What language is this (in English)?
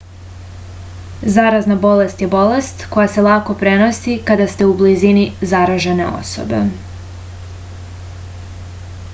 Serbian